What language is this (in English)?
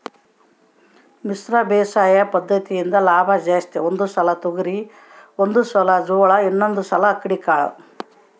Kannada